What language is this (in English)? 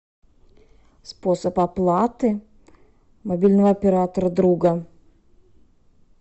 Russian